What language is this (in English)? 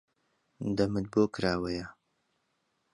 Central Kurdish